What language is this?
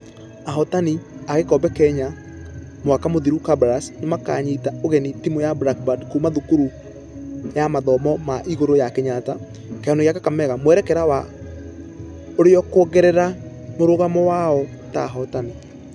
Kikuyu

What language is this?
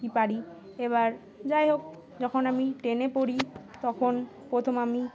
Bangla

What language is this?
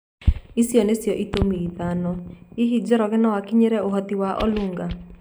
Kikuyu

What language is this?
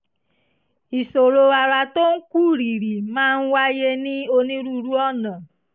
Yoruba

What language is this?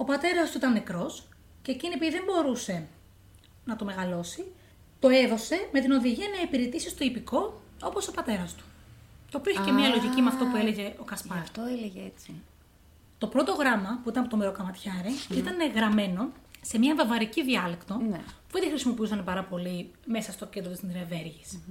Greek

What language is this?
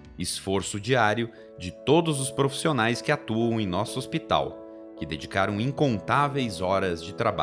Portuguese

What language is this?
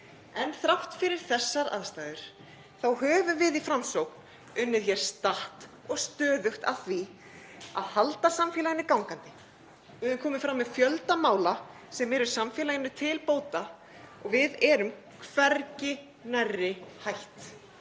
Icelandic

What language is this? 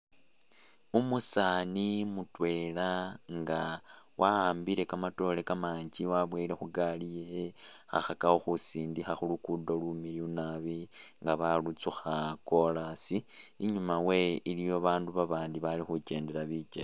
Masaaba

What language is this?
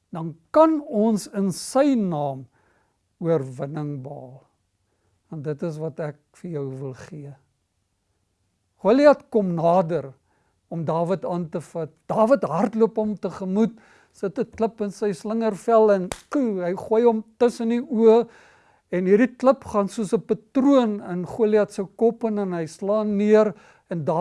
Dutch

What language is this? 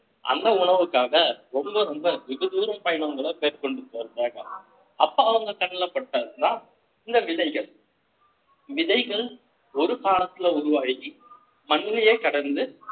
Tamil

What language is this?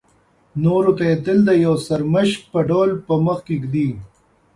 Pashto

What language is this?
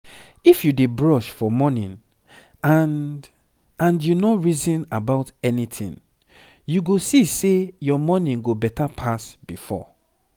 Nigerian Pidgin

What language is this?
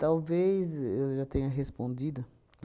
Portuguese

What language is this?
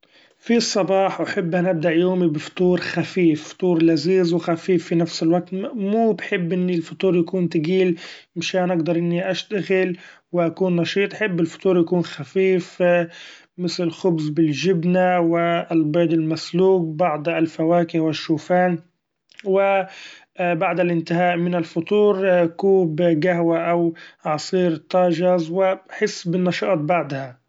Gulf Arabic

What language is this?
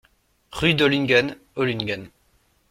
French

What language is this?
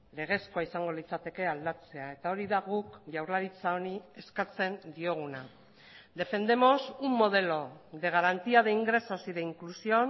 Basque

